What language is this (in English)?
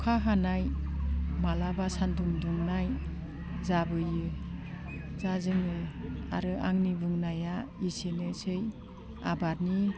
Bodo